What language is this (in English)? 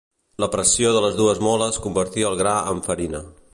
Catalan